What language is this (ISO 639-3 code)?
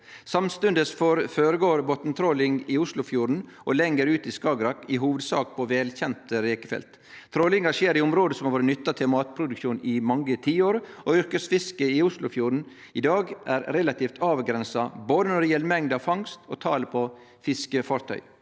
nor